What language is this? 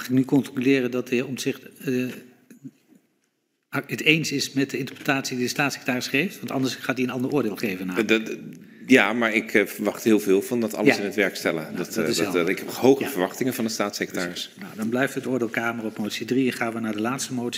Dutch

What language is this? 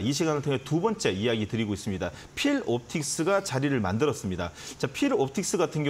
Korean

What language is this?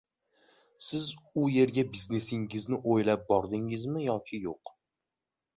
Uzbek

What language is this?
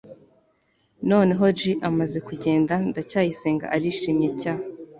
Kinyarwanda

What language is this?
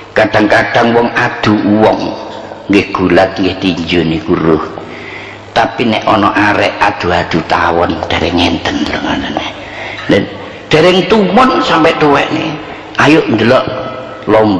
Indonesian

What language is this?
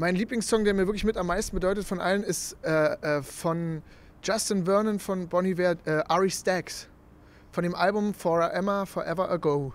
German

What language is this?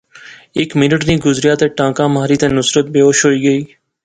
Pahari-Potwari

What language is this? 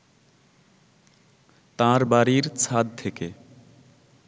Bangla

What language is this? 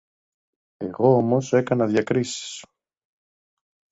Greek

